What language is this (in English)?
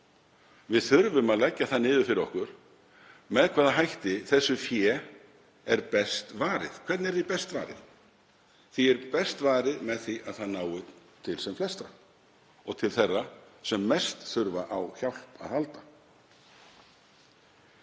Icelandic